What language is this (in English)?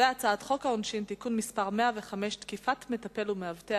Hebrew